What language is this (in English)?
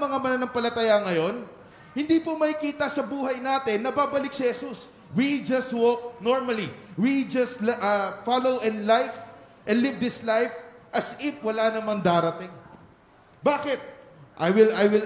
Filipino